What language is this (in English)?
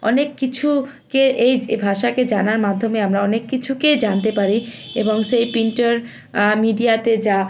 Bangla